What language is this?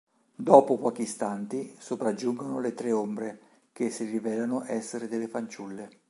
Italian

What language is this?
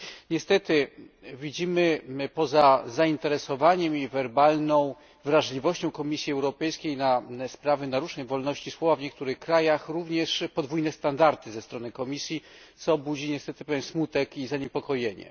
Polish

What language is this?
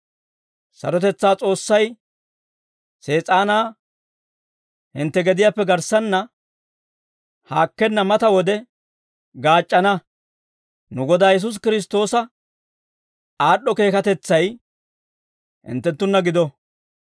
Dawro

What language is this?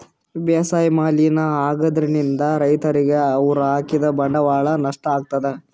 Kannada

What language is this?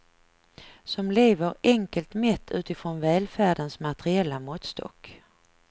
Swedish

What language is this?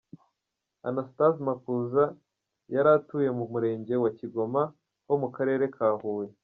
Kinyarwanda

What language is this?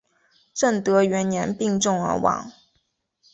Chinese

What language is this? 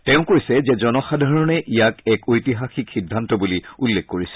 Assamese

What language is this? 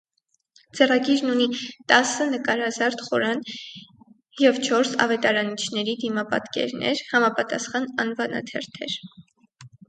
Armenian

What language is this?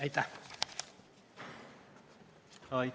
Estonian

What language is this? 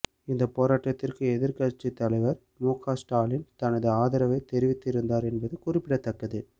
Tamil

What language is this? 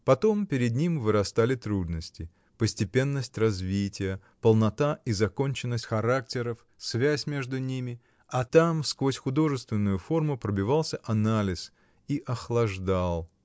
Russian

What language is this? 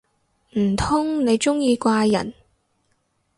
Cantonese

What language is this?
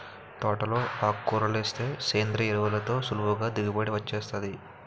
Telugu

